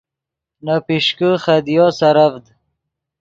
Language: Yidgha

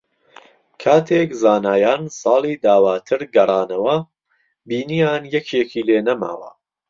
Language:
Central Kurdish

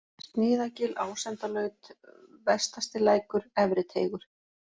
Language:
Icelandic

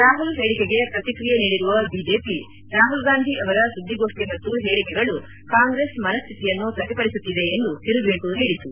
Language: Kannada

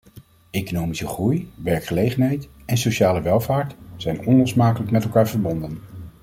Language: Dutch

